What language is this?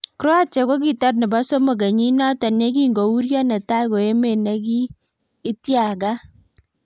Kalenjin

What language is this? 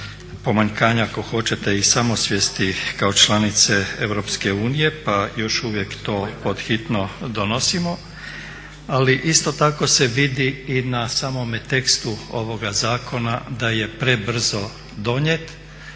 Croatian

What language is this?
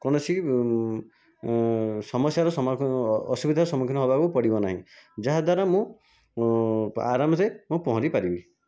Odia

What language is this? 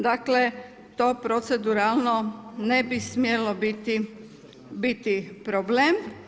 Croatian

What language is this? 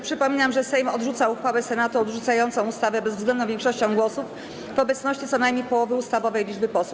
Polish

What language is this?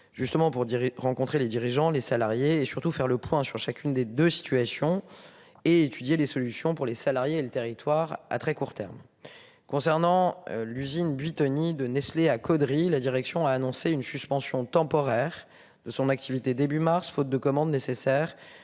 French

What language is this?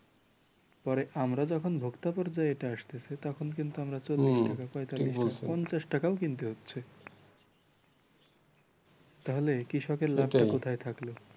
Bangla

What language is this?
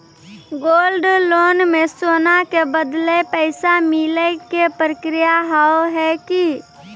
Maithili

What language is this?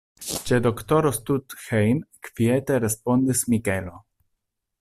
Esperanto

